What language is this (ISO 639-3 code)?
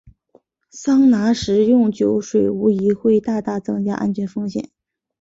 zho